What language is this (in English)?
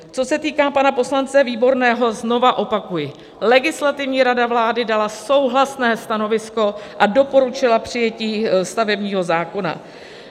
Czech